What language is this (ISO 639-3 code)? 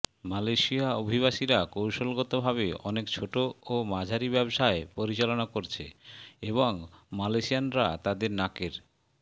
ben